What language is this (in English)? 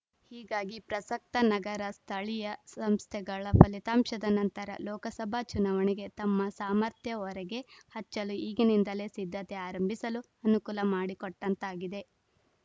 Kannada